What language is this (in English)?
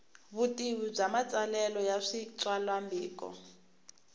Tsonga